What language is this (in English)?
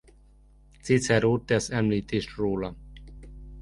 Hungarian